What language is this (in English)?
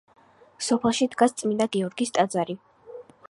Georgian